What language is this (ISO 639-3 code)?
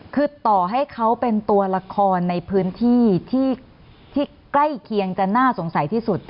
tha